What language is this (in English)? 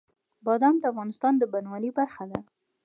Pashto